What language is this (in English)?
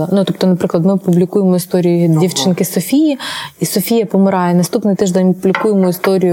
Ukrainian